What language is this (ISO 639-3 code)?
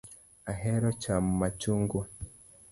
luo